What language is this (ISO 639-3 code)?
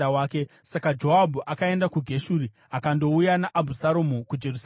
sna